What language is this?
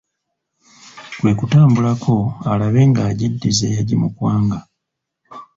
Ganda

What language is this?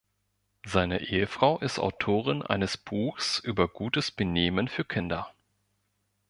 German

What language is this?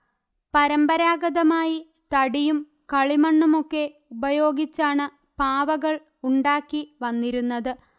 Malayalam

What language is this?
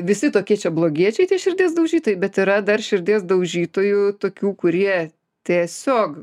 Lithuanian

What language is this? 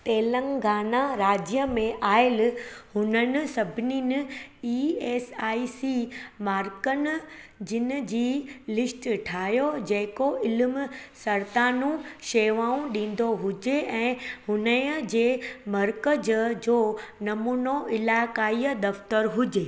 Sindhi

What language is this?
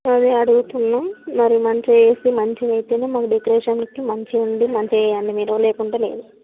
Telugu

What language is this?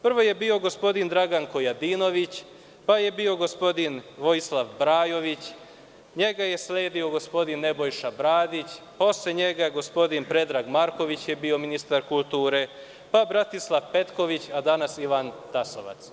Serbian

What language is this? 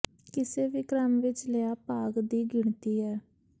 Punjabi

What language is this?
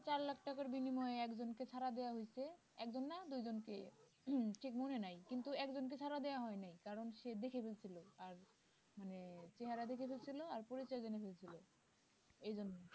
Bangla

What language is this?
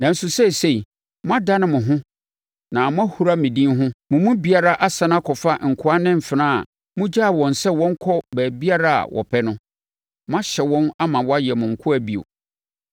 Akan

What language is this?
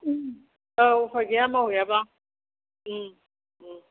Bodo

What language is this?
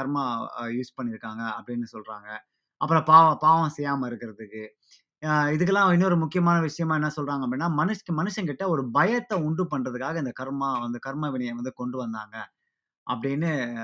Tamil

